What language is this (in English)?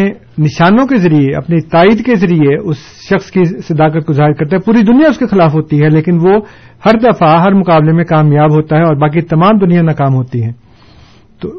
Urdu